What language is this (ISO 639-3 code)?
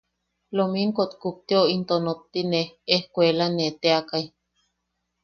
yaq